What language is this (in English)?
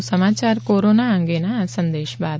Gujarati